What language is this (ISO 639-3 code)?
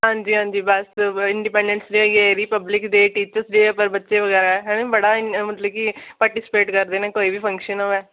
doi